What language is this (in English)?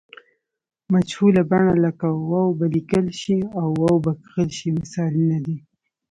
Pashto